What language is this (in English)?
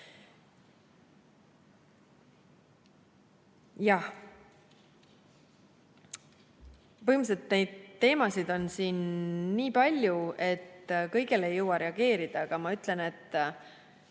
Estonian